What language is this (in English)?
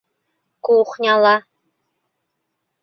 Bashkir